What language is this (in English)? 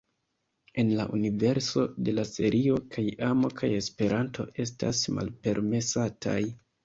Esperanto